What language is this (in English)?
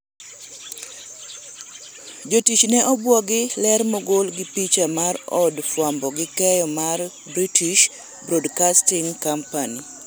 Luo (Kenya and Tanzania)